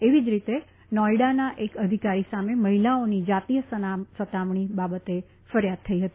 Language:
Gujarati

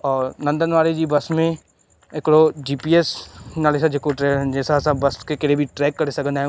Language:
Sindhi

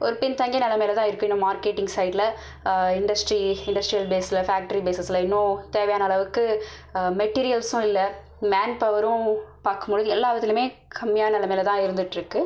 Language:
Tamil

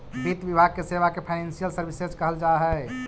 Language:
Magahi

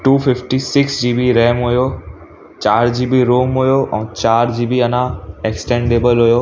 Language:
Sindhi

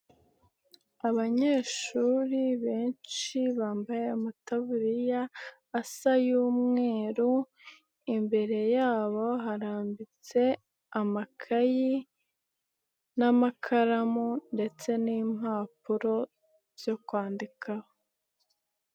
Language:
Kinyarwanda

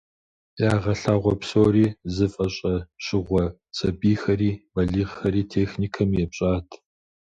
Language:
Kabardian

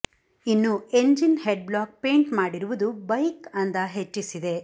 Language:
Kannada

